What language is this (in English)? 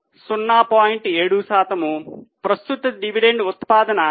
Telugu